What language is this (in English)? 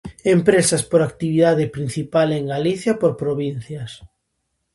Galician